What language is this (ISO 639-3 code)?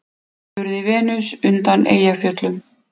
isl